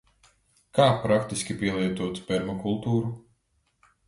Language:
Latvian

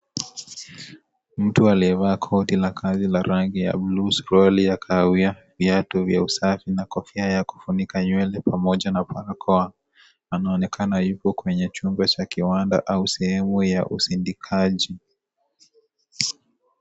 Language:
Swahili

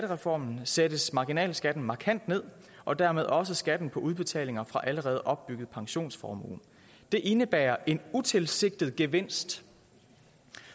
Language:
Danish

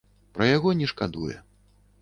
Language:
Belarusian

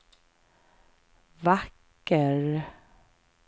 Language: Swedish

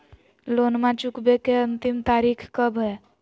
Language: Magahi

